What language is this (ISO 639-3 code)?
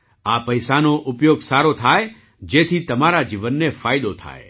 guj